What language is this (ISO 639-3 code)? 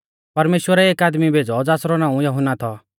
bfz